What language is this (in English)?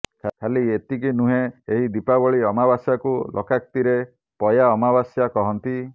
Odia